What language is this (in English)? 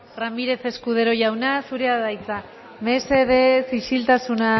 Basque